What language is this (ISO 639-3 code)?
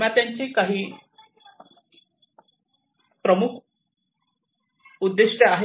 mar